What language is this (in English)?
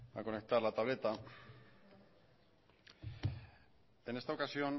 Spanish